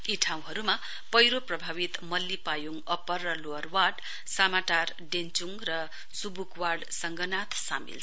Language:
Nepali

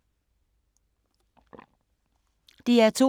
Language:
Danish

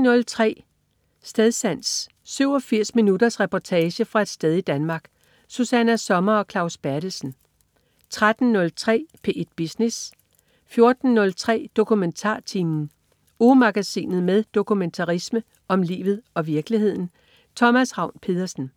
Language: Danish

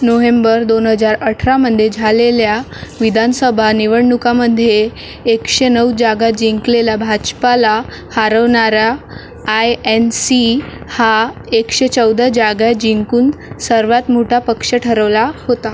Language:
Marathi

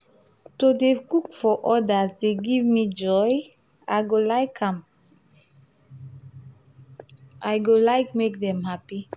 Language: Nigerian Pidgin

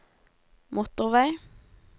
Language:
Norwegian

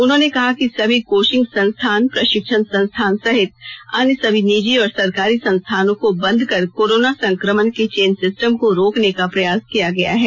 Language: Hindi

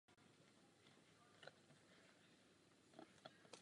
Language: Czech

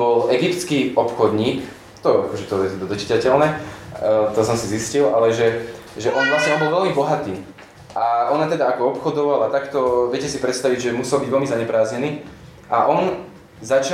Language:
Slovak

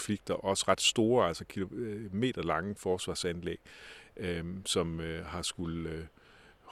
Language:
Danish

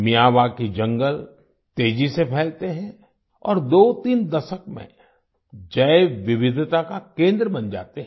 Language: Hindi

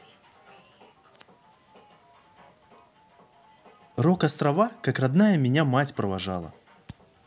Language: Russian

